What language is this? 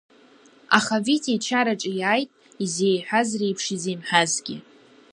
Abkhazian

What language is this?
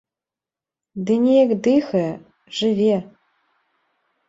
Belarusian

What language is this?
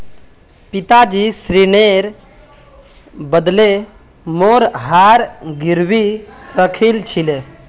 Magahi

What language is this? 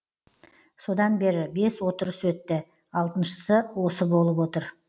Kazakh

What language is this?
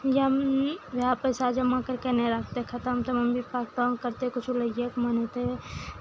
Maithili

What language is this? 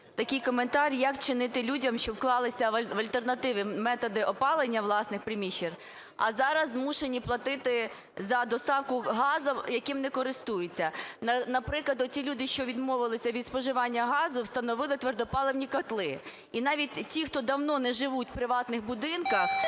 Ukrainian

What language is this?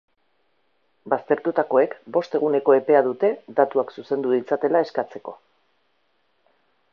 Basque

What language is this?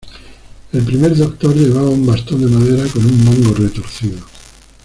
Spanish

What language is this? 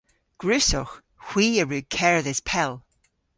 Cornish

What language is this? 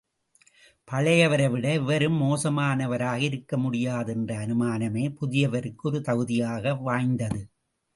Tamil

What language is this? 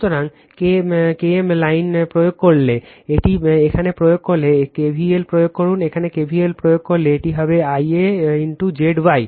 Bangla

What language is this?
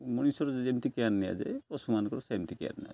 Odia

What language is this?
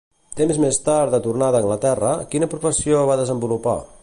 Catalan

